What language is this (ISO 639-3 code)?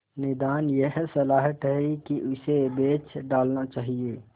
hin